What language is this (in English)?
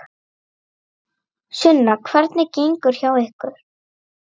Icelandic